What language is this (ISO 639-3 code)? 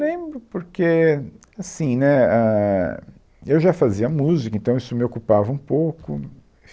por